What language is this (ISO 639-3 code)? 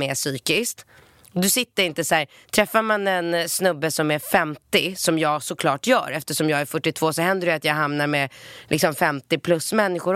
swe